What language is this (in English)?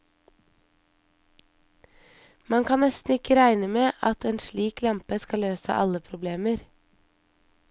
Norwegian